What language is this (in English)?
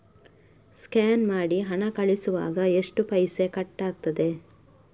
Kannada